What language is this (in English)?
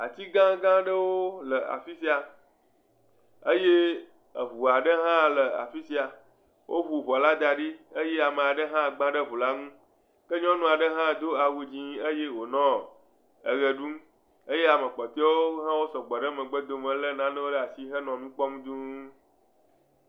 Ewe